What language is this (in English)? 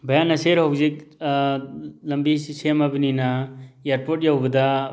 Manipuri